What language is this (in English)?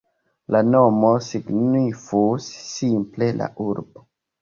Esperanto